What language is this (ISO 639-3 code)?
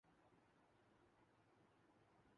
urd